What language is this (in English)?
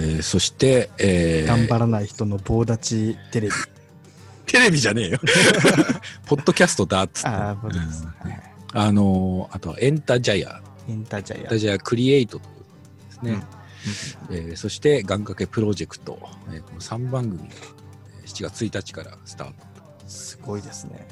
Japanese